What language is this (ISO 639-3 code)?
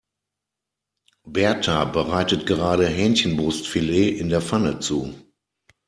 deu